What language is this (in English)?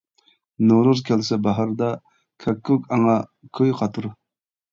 Uyghur